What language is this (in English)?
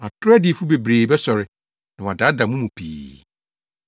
Akan